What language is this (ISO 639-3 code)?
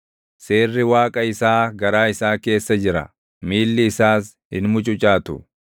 orm